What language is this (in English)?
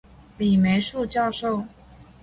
Chinese